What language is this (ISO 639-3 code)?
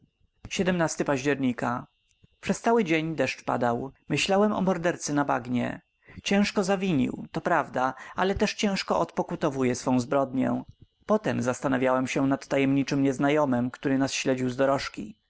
pol